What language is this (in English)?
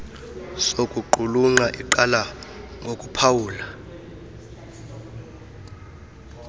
Xhosa